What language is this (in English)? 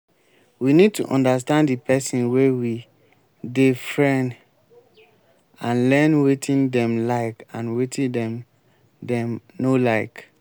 Nigerian Pidgin